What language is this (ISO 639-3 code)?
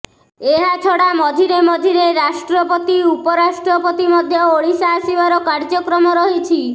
ori